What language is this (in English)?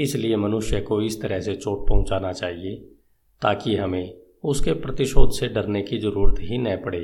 Hindi